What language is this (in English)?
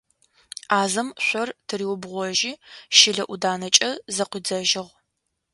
Adyghe